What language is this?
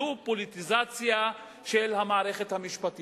Hebrew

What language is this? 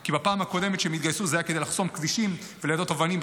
Hebrew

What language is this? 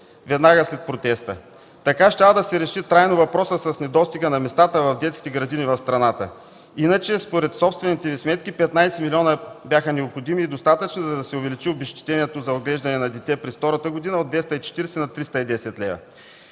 Bulgarian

